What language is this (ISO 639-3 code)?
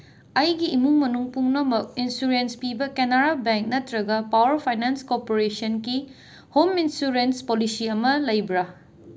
mni